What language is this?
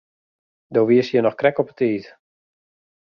Western Frisian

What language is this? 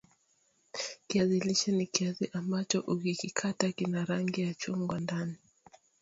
Swahili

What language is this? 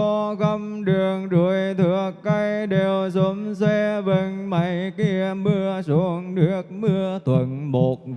Vietnamese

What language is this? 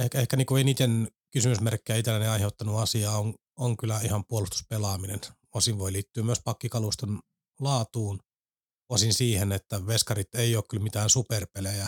Finnish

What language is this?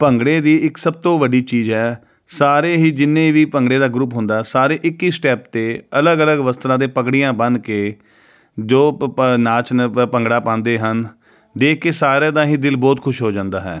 Punjabi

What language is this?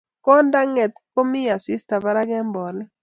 Kalenjin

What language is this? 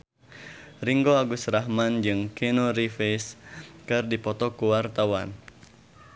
Sundanese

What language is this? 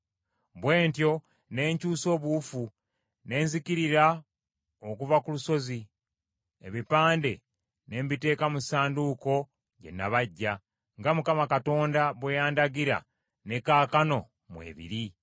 Ganda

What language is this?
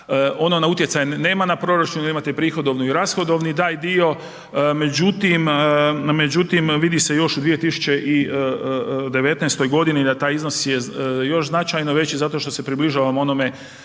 Croatian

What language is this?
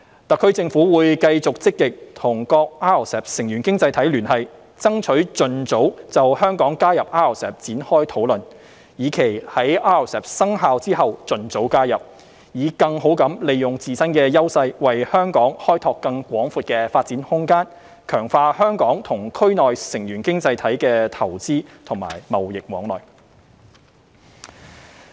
Cantonese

